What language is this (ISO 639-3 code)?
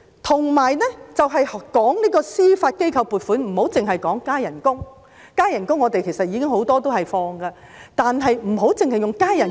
yue